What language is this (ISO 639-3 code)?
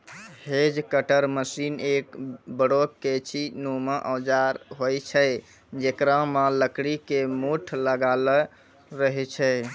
mai